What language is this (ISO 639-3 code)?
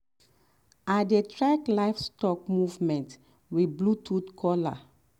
pcm